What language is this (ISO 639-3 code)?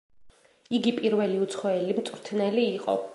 kat